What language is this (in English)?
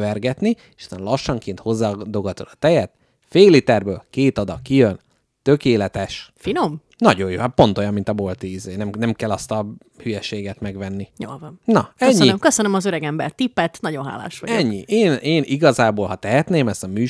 Hungarian